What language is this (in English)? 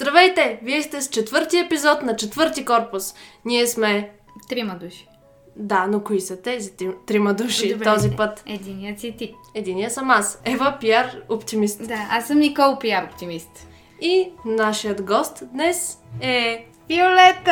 Bulgarian